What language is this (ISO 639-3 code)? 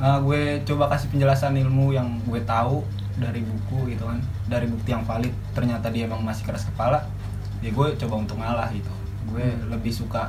ind